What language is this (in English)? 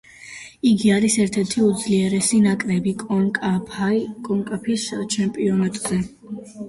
Georgian